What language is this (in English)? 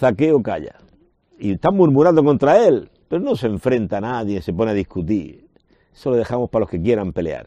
Spanish